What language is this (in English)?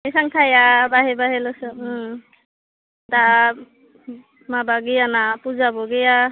Bodo